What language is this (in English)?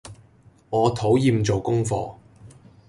Cantonese